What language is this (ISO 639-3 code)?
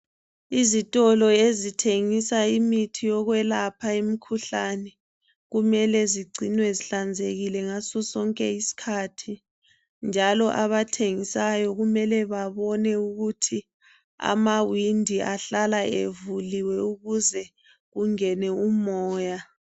nde